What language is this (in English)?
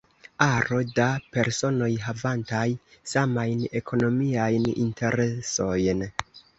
Esperanto